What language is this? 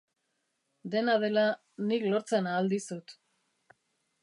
Basque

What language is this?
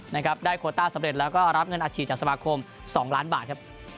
Thai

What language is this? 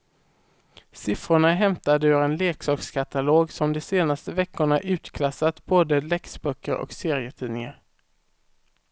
Swedish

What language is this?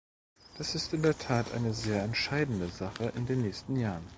German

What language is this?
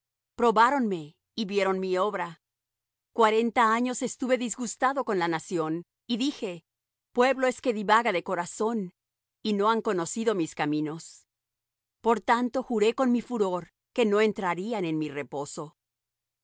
Spanish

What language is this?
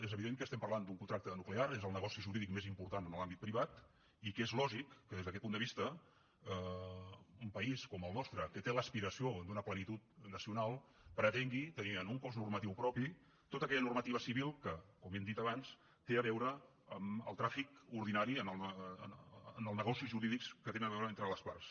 Catalan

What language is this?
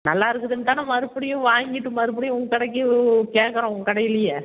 Tamil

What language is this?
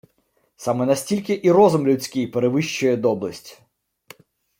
Ukrainian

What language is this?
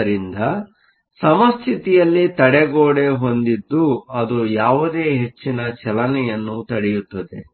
Kannada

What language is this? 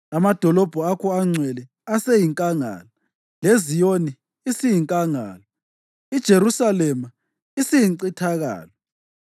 North Ndebele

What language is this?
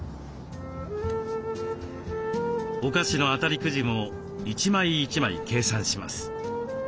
Japanese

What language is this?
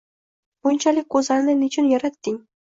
Uzbek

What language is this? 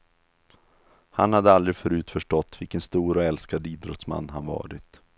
Swedish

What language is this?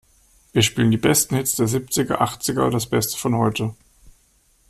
German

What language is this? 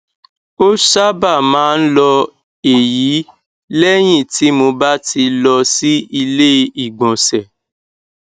Yoruba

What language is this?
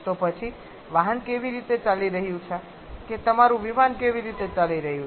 Gujarati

